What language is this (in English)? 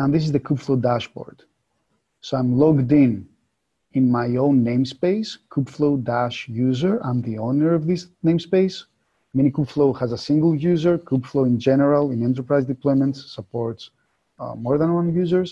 English